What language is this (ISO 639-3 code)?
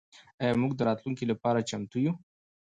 pus